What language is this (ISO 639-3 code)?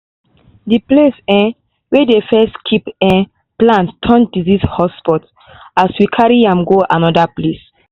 pcm